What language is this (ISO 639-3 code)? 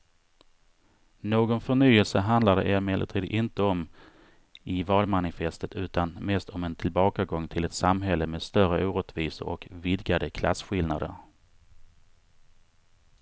swe